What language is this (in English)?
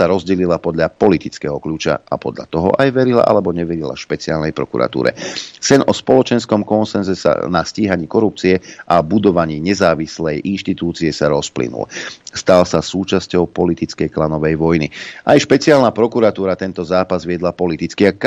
Slovak